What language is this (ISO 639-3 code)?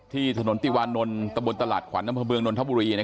tha